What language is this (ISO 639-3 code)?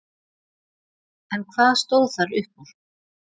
isl